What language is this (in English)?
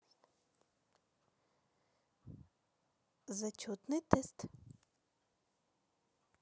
Russian